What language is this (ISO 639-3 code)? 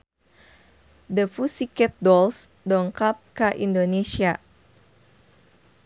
sun